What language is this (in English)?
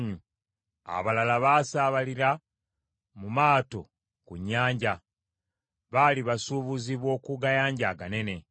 Ganda